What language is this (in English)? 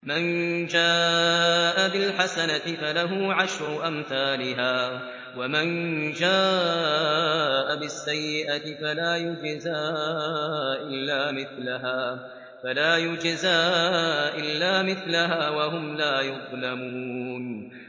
Arabic